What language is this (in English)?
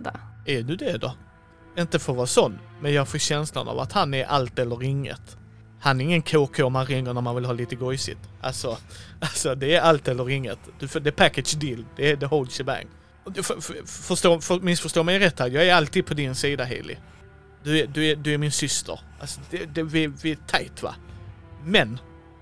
Swedish